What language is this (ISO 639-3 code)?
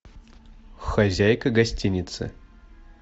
rus